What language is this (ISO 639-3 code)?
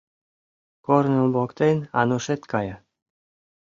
chm